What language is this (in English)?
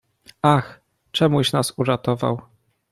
Polish